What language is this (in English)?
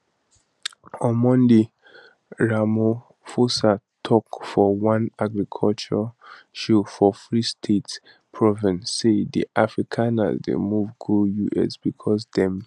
Nigerian Pidgin